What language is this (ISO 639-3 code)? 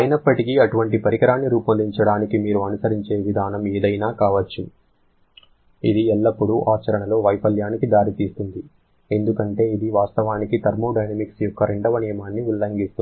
tel